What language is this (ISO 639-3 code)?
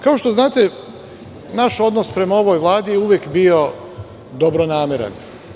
srp